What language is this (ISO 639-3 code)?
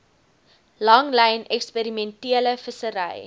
afr